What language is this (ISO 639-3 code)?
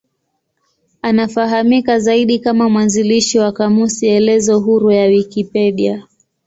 swa